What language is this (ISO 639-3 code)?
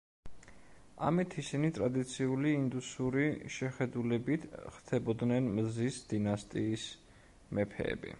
kat